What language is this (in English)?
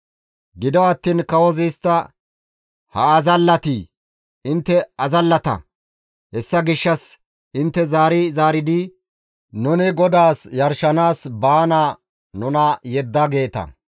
Gamo